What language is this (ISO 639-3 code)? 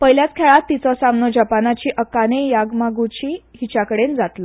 kok